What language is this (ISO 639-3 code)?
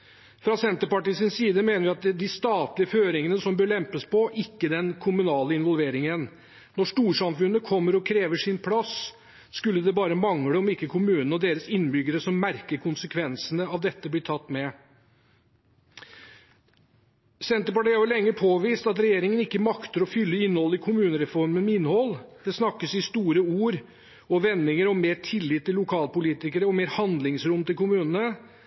nob